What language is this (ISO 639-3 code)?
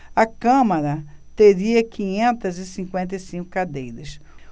por